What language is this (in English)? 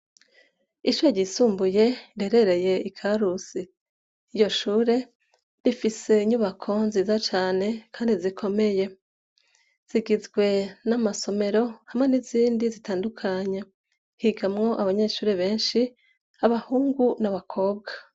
Rundi